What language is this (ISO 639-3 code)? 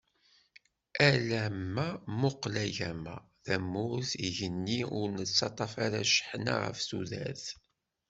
kab